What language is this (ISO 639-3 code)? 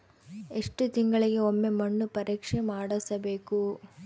kan